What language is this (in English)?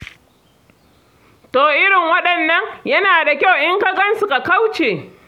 Hausa